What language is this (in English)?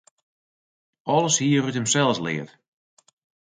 Western Frisian